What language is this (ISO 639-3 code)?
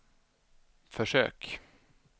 swe